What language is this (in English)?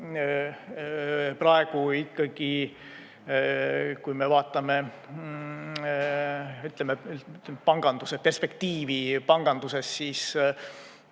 Estonian